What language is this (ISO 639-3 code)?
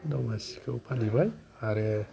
brx